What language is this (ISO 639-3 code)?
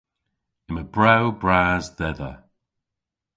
cor